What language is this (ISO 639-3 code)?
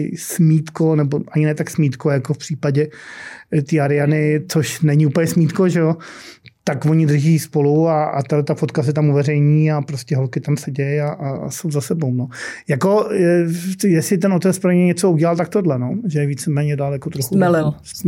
ces